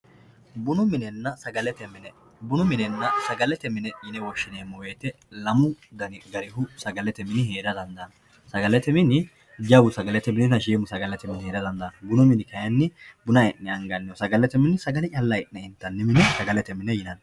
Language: Sidamo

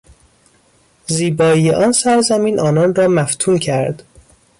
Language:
Persian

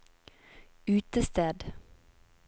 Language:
Norwegian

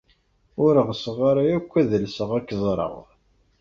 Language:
Kabyle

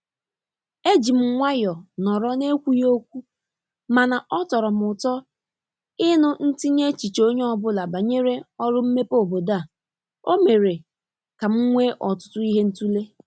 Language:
Igbo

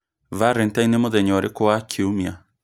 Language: Kikuyu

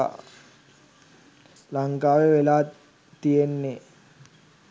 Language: Sinhala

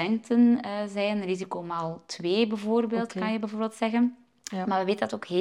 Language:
Dutch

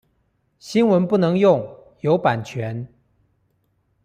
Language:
Chinese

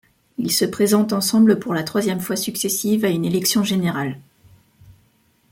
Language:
French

